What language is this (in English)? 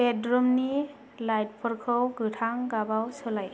Bodo